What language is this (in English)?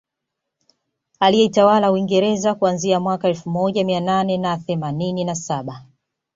Swahili